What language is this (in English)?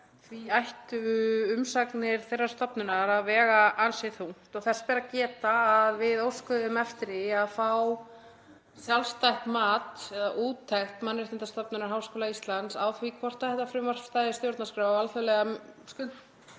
Icelandic